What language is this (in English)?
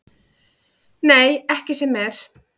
Icelandic